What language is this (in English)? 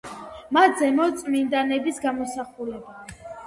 Georgian